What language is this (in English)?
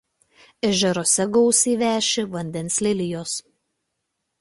Lithuanian